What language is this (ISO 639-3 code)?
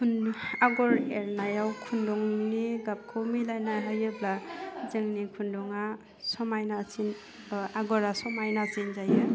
brx